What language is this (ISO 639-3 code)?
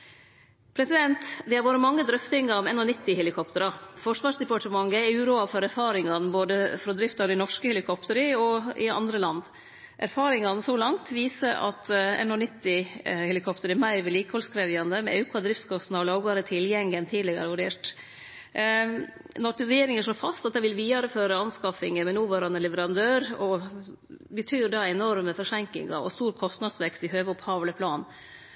nno